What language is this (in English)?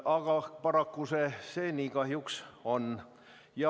Estonian